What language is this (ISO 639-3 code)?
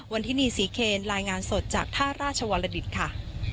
tha